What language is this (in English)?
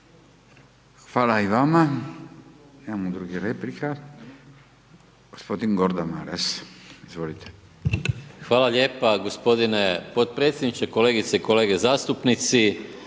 Croatian